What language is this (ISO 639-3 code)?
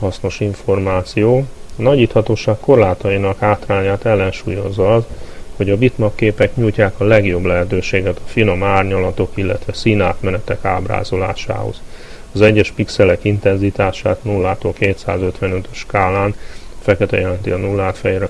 hun